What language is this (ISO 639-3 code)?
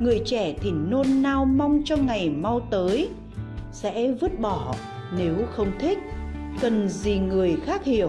vie